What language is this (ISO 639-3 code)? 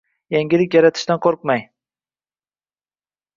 uzb